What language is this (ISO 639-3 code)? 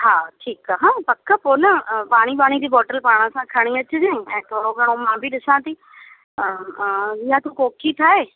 snd